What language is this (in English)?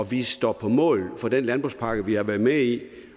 Danish